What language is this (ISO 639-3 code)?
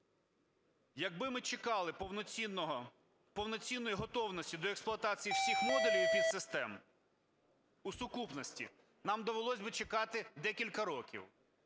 ukr